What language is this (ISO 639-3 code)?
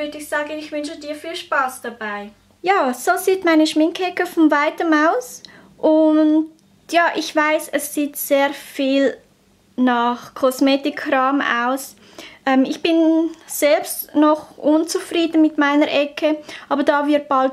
deu